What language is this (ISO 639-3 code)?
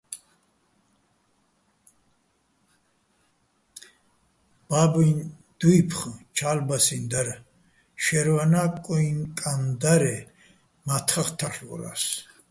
bbl